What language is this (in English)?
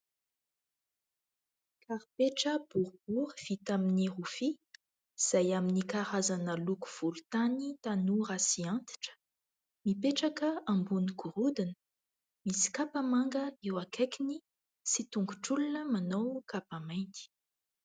Malagasy